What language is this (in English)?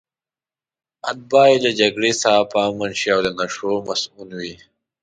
Pashto